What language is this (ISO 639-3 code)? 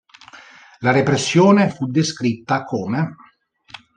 ita